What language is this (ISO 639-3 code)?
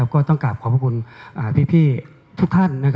tha